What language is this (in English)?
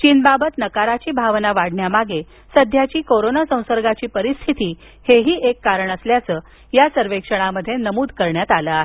Marathi